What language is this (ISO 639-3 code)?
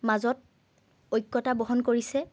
asm